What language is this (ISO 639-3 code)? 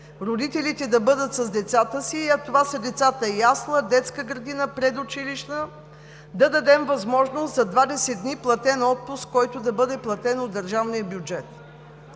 bul